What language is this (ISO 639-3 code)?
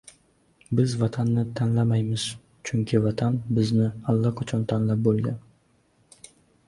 uzb